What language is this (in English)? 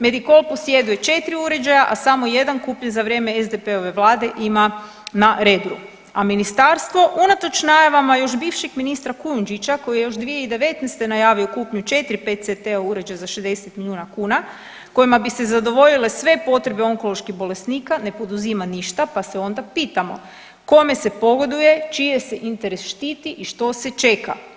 Croatian